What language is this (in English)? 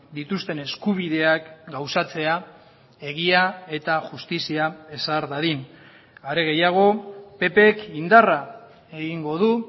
Basque